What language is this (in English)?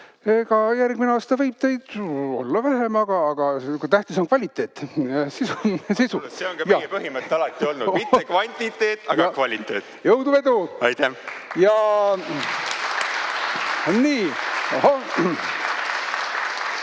Estonian